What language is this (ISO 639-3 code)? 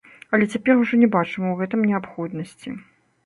bel